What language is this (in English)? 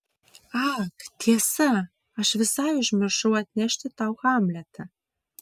Lithuanian